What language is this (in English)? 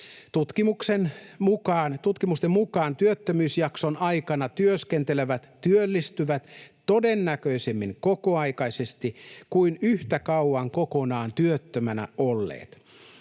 Finnish